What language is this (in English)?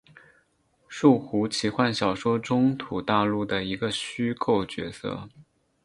Chinese